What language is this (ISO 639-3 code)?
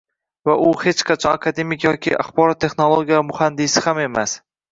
uzb